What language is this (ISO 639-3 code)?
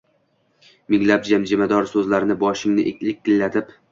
uzb